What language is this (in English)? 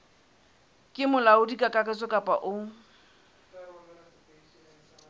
Southern Sotho